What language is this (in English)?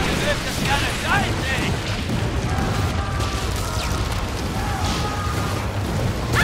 German